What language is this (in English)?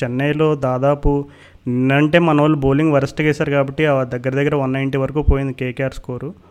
Telugu